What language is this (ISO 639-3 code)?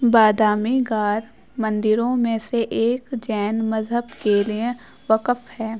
urd